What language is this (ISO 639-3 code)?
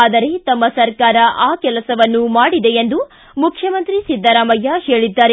kan